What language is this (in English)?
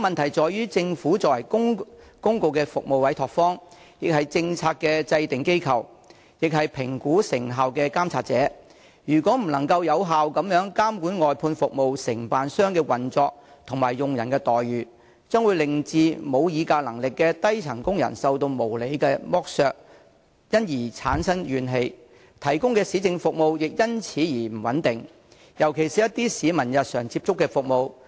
Cantonese